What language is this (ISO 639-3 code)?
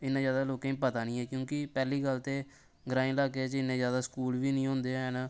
doi